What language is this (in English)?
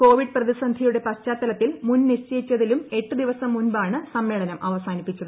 Malayalam